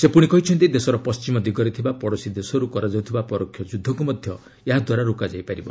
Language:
Odia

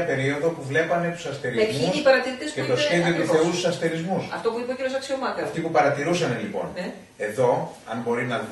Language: Greek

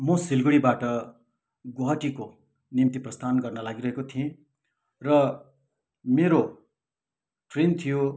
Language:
Nepali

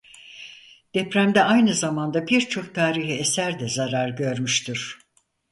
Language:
Turkish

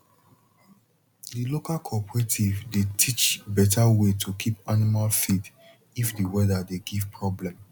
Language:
Nigerian Pidgin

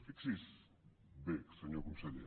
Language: Catalan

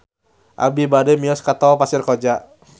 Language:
Sundanese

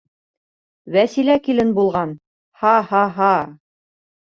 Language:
Bashkir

